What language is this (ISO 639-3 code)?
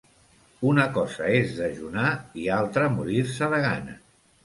cat